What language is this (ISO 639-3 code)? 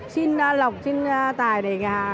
vie